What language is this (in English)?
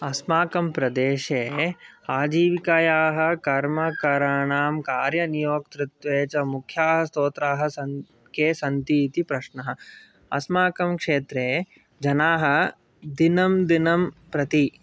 Sanskrit